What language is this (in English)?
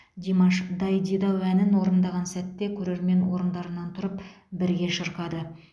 Kazakh